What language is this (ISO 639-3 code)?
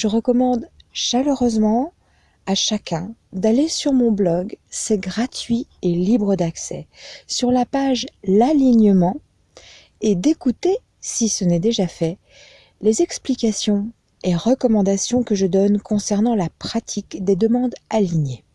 fra